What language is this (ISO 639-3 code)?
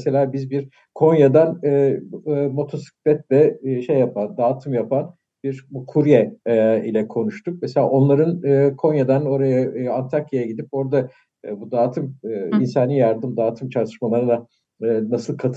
tur